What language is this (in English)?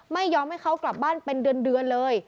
Thai